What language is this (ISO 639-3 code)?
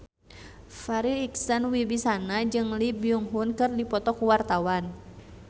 sun